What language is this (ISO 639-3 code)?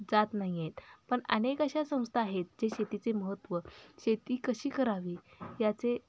mar